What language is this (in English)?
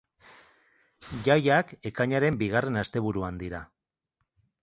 Basque